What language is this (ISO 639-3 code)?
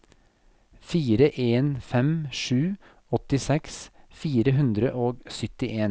nor